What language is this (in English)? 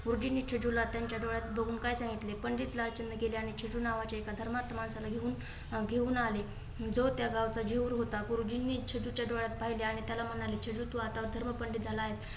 Marathi